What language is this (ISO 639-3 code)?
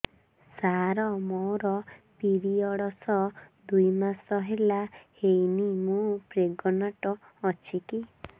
ori